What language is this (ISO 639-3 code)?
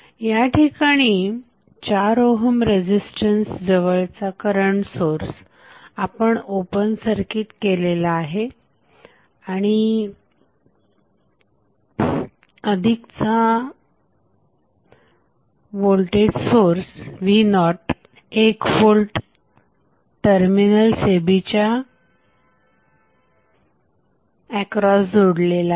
mar